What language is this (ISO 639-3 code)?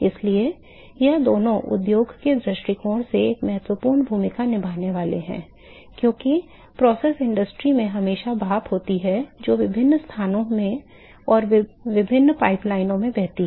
hin